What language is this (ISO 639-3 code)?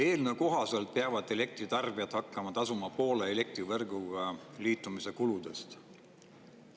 est